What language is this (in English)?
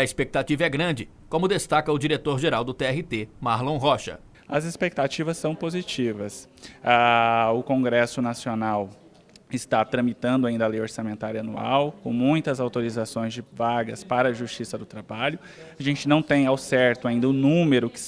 Portuguese